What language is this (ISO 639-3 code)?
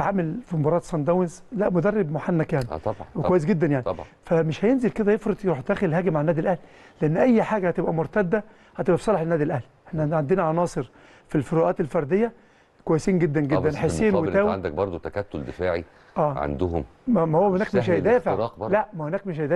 ara